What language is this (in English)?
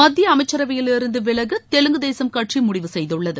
Tamil